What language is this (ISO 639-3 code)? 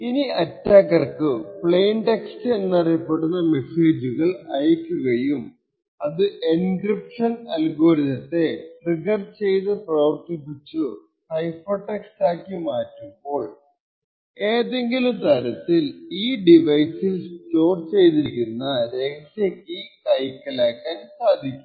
mal